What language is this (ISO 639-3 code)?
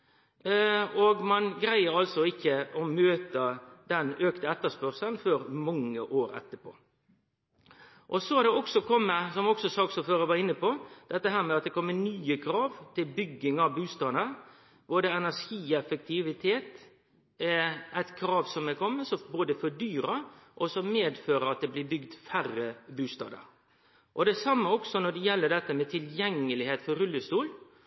nno